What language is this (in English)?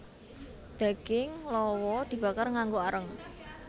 Javanese